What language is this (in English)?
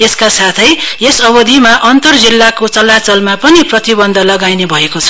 Nepali